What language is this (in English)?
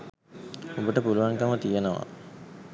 Sinhala